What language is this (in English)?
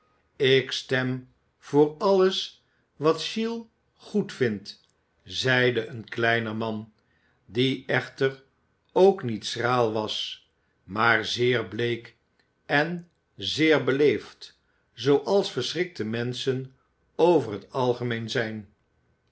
Dutch